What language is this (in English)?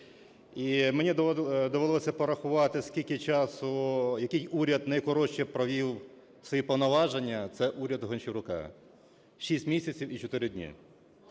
Ukrainian